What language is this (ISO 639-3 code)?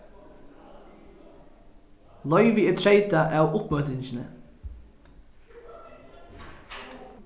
fao